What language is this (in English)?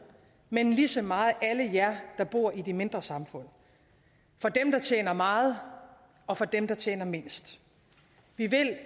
Danish